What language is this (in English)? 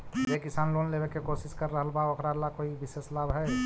Magahi